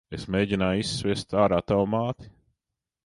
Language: Latvian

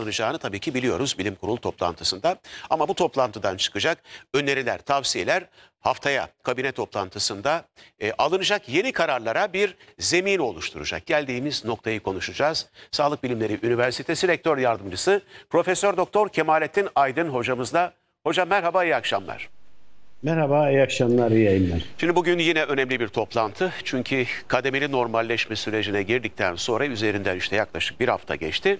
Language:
Turkish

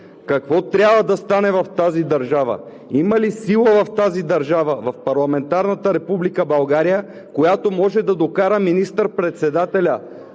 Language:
Bulgarian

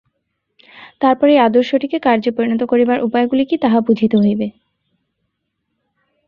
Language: Bangla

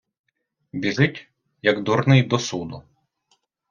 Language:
Ukrainian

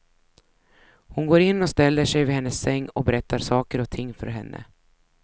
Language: Swedish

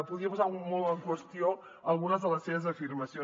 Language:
Catalan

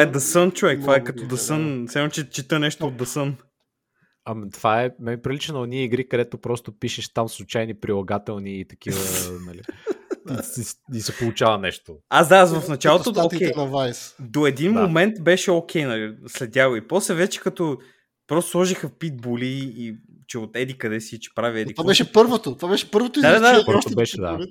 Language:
Bulgarian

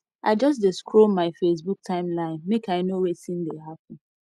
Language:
Nigerian Pidgin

